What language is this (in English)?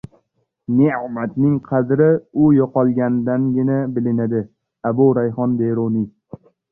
Uzbek